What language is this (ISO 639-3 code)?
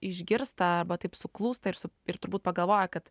lit